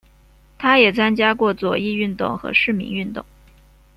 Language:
Chinese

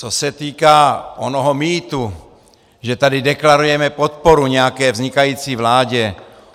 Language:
Czech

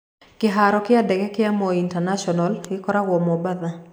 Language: Kikuyu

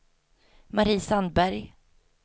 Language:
Swedish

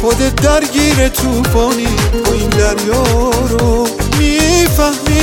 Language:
Persian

